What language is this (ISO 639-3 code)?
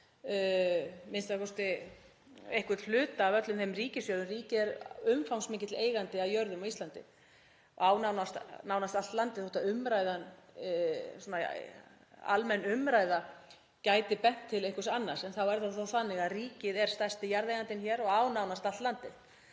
isl